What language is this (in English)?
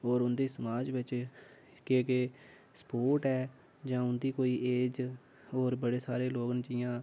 Dogri